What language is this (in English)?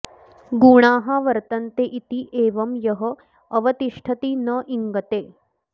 Sanskrit